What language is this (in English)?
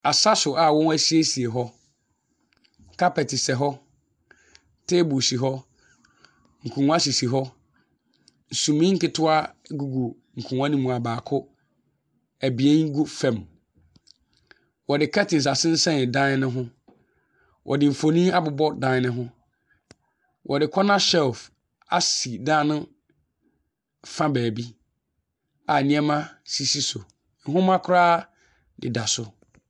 Akan